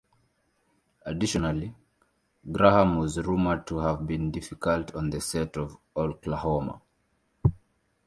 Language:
English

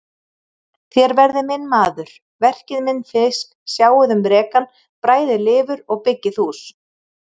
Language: Icelandic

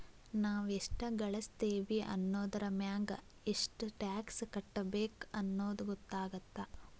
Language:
Kannada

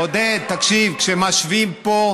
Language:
Hebrew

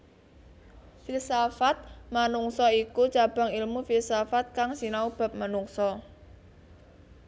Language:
Javanese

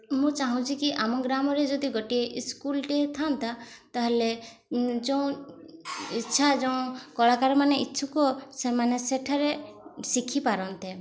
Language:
Odia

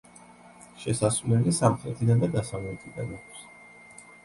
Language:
Georgian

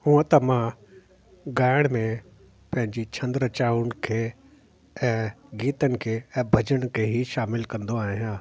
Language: Sindhi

